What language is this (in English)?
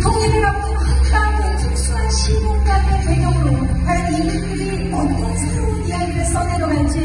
Korean